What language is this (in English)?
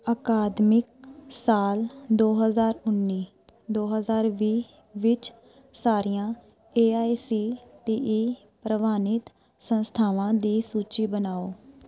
Punjabi